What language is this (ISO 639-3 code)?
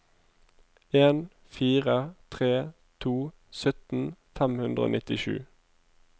nor